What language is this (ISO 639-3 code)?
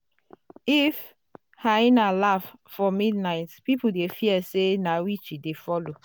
pcm